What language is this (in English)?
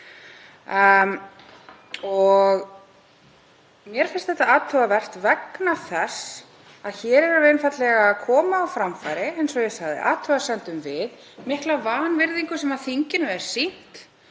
Icelandic